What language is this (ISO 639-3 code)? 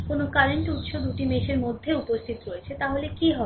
ben